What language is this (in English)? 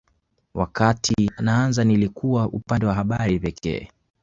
Swahili